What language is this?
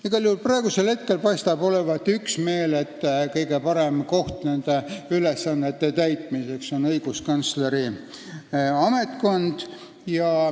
Estonian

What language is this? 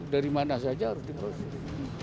Indonesian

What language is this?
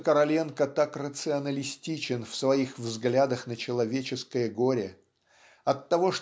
Russian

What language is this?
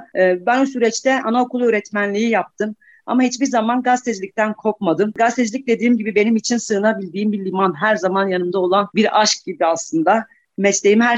Turkish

